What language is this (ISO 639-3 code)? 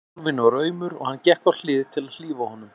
isl